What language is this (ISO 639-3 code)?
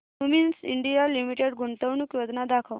mar